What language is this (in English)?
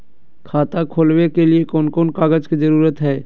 Magahi